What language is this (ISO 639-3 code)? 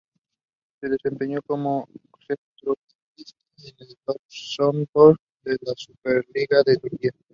spa